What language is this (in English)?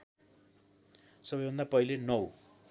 Nepali